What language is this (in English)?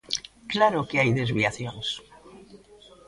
Galician